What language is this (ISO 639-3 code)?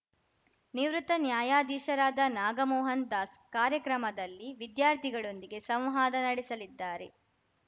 kan